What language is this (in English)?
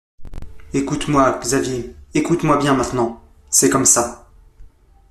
French